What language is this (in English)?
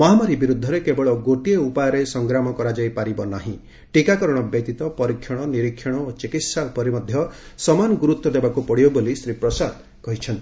Odia